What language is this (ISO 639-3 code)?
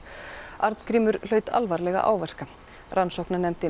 isl